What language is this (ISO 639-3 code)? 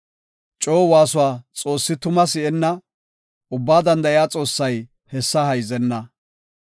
gof